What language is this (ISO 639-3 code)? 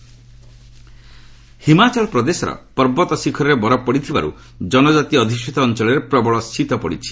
ori